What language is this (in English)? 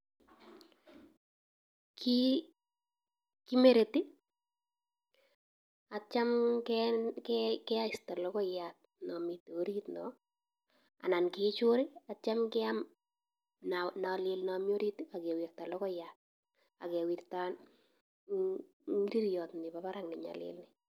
Kalenjin